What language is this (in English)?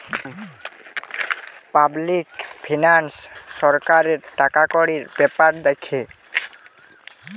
Bangla